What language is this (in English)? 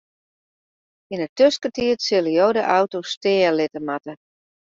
Western Frisian